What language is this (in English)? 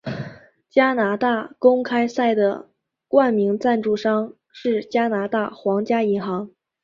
Chinese